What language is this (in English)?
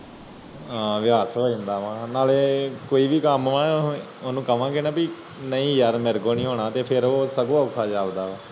Punjabi